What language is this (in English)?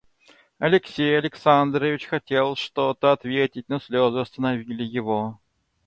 Russian